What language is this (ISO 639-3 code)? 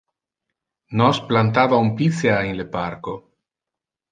ina